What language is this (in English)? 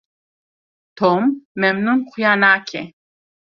Kurdish